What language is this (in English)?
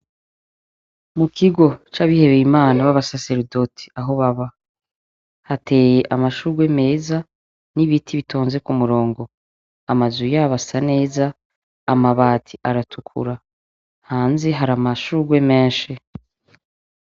Rundi